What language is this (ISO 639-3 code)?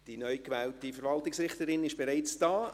gsw